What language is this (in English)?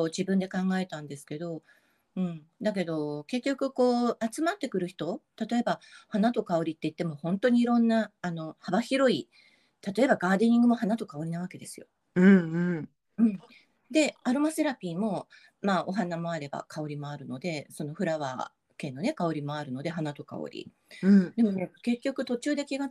Japanese